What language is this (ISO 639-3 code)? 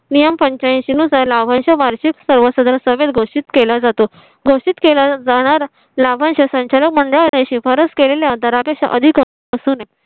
mar